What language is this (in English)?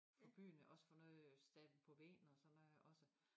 Danish